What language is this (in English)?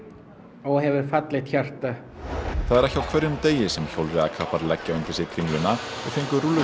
Icelandic